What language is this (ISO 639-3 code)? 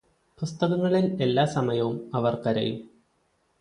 mal